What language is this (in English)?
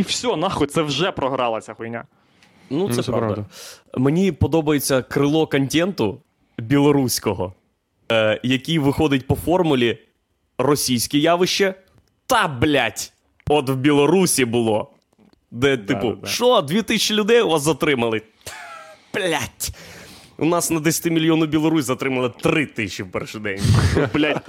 Ukrainian